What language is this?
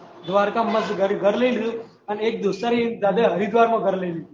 Gujarati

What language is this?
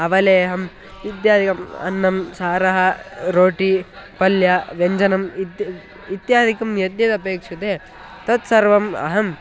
Sanskrit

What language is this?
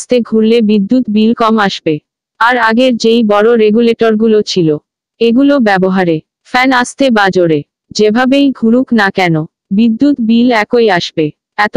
Hindi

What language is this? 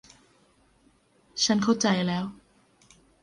Thai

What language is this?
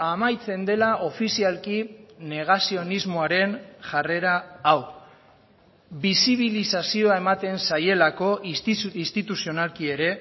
Basque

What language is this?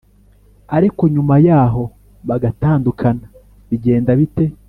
Kinyarwanda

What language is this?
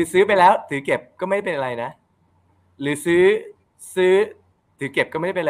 Thai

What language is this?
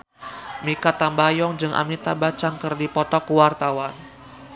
Sundanese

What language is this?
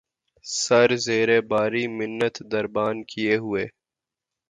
Urdu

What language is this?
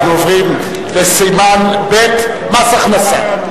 Hebrew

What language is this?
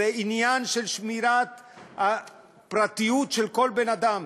Hebrew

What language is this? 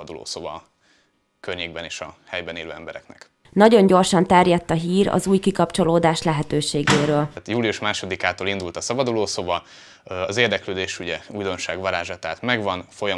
Hungarian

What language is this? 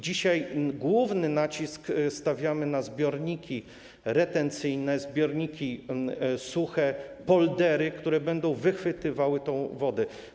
Polish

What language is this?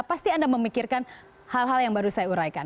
Indonesian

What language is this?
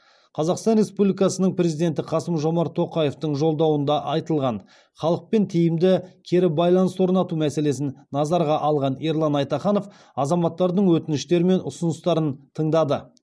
Kazakh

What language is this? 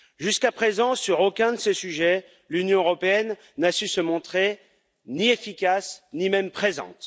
French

